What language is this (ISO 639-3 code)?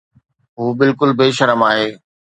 snd